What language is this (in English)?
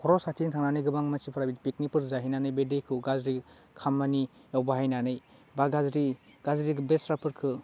Bodo